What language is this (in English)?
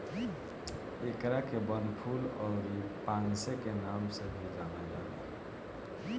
Bhojpuri